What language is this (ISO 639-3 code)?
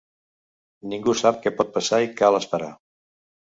cat